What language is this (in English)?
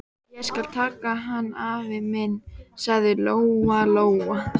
Icelandic